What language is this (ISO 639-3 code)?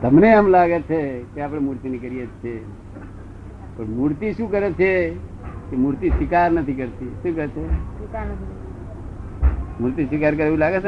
guj